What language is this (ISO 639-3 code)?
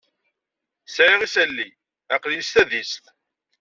kab